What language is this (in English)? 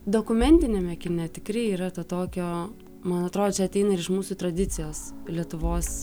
Lithuanian